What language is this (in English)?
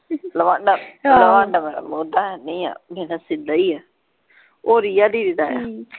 Punjabi